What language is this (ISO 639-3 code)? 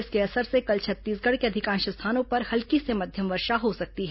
hin